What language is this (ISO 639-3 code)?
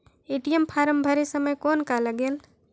hne